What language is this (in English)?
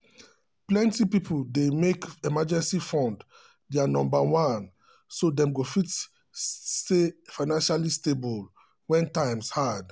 Nigerian Pidgin